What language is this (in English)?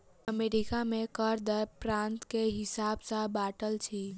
Maithili